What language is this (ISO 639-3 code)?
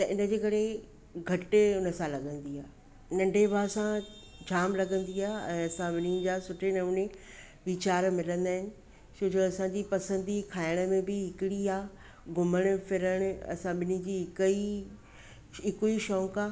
snd